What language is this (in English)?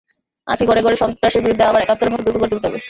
Bangla